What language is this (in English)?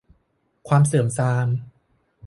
Thai